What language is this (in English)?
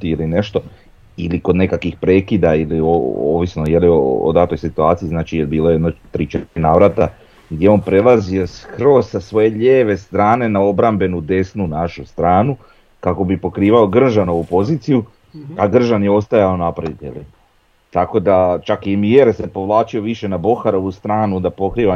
Croatian